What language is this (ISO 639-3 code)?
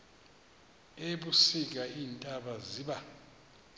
xho